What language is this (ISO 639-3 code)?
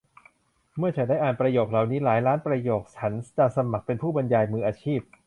tha